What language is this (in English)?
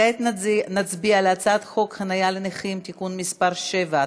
Hebrew